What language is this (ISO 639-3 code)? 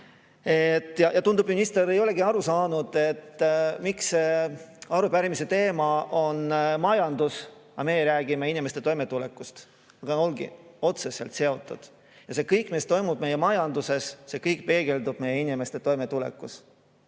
est